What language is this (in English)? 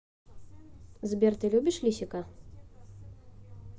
Russian